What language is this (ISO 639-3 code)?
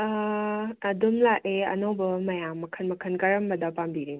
mni